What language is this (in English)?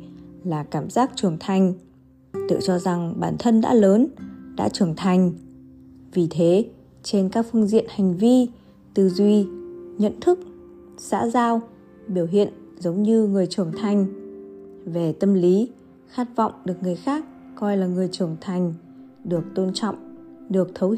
Vietnamese